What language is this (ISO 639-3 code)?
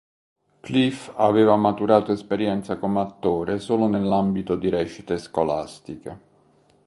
ita